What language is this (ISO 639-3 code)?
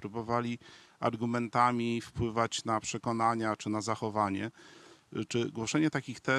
pol